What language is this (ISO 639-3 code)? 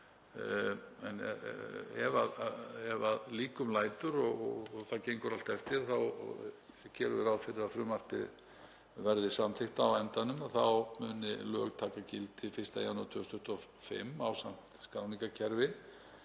isl